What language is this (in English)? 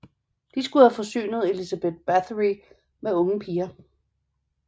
Danish